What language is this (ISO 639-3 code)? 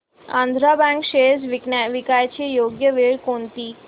mar